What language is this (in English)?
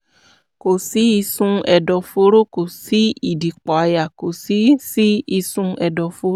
Yoruba